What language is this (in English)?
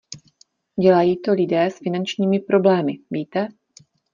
Czech